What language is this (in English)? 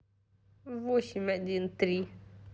Russian